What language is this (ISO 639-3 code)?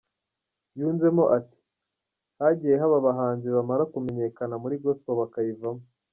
kin